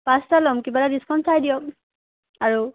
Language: Assamese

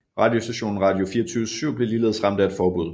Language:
Danish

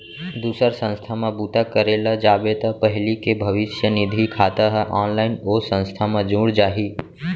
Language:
Chhattisgarhi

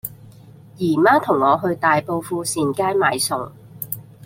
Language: Cantonese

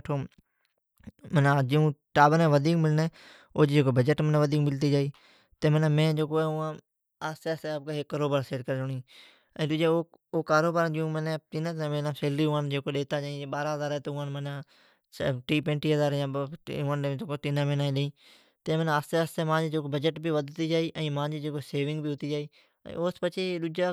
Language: Od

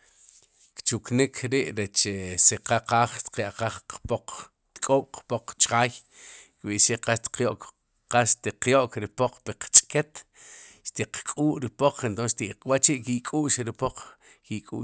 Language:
Sipacapense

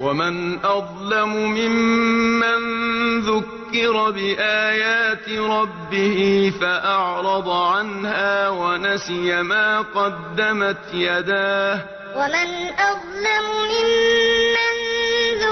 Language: Arabic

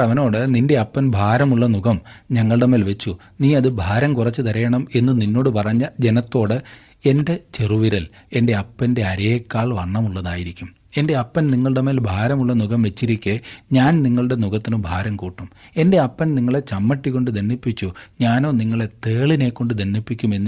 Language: Malayalam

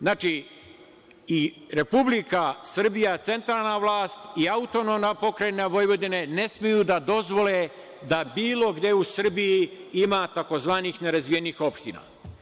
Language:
Serbian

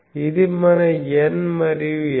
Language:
Telugu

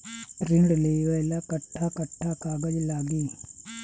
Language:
Bhojpuri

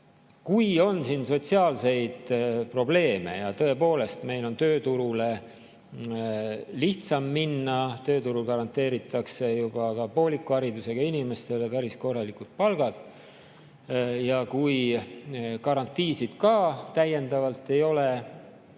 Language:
Estonian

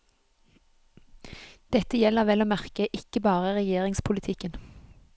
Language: Norwegian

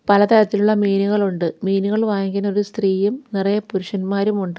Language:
Malayalam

